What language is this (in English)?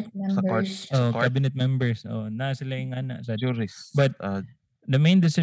Filipino